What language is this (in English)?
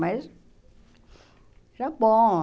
Portuguese